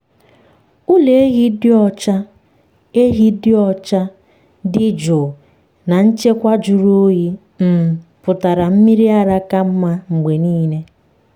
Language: Igbo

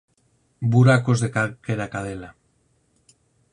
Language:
Galician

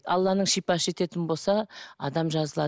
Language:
Kazakh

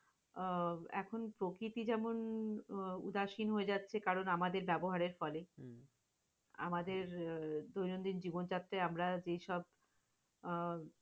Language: Bangla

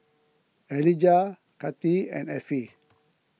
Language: English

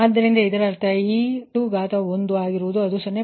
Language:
Kannada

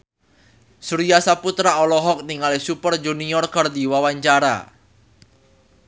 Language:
Sundanese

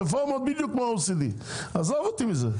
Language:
Hebrew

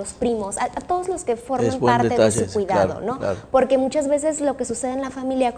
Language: Spanish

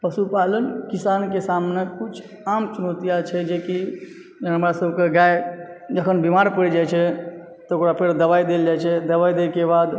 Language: Maithili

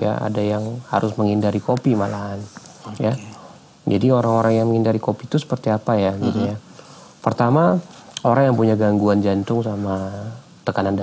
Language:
Indonesian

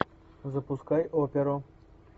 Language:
Russian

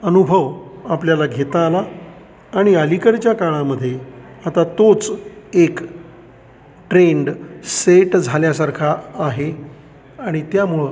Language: Marathi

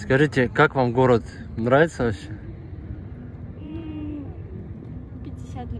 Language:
Russian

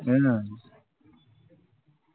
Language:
Marathi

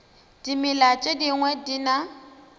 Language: Northern Sotho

